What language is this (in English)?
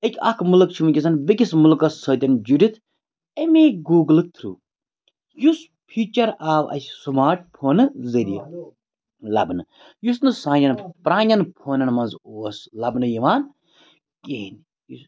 Kashmiri